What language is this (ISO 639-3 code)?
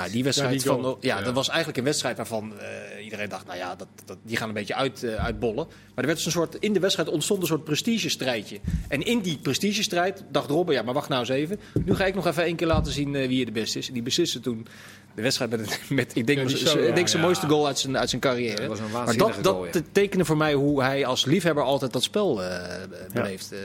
nld